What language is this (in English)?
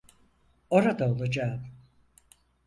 Turkish